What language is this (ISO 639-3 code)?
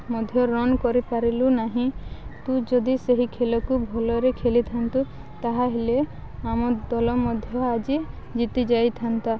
ori